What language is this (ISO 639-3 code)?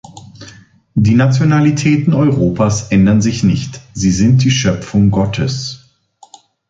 deu